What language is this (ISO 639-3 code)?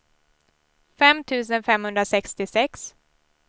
swe